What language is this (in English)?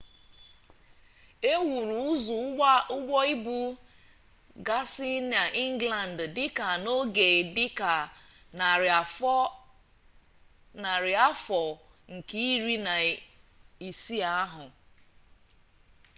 Igbo